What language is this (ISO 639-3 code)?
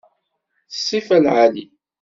kab